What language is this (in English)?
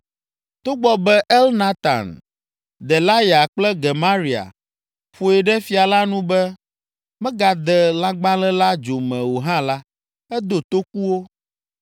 Ewe